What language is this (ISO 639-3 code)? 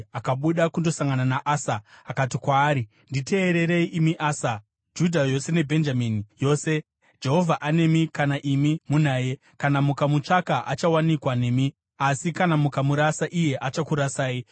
sna